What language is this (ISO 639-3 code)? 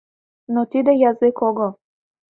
chm